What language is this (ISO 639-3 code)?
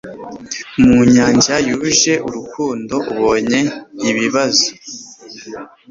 kin